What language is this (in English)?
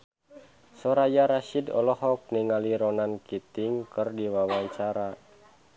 Sundanese